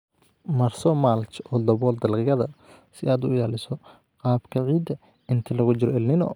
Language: Somali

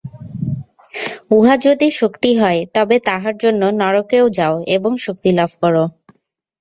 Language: Bangla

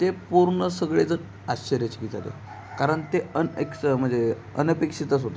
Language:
Marathi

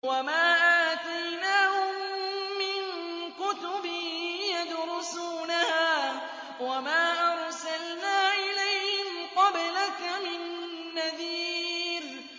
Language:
Arabic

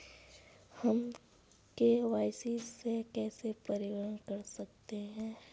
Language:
Hindi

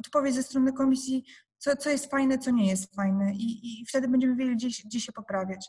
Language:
Polish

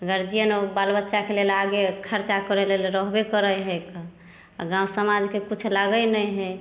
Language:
Maithili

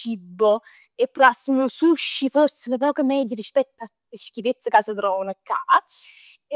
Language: Neapolitan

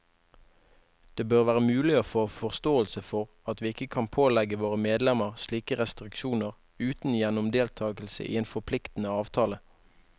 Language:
Norwegian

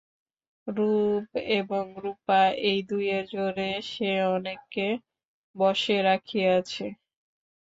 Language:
Bangla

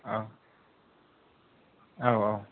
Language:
Bodo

